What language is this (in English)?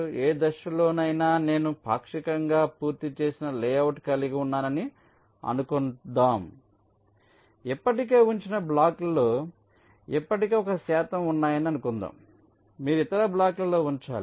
Telugu